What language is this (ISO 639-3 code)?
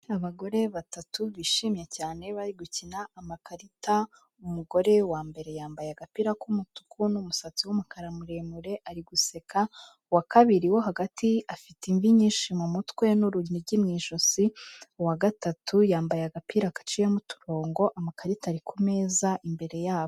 kin